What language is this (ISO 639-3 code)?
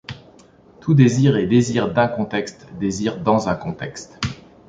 fra